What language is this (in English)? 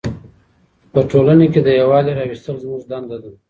Pashto